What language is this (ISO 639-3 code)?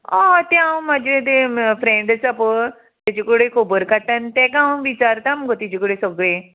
kok